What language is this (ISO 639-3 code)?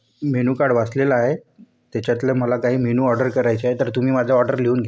mar